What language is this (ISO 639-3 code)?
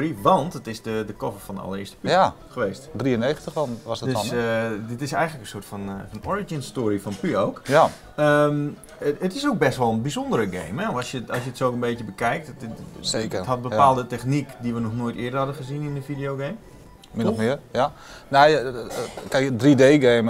nld